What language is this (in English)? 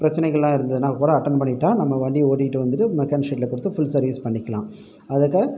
Tamil